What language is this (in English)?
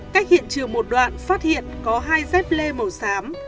Vietnamese